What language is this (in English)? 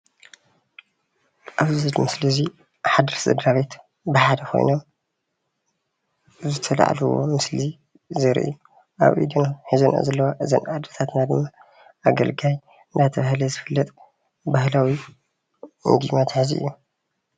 Tigrinya